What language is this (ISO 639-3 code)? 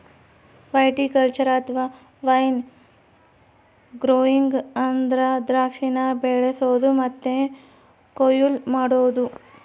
kan